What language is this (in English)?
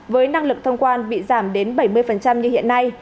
Vietnamese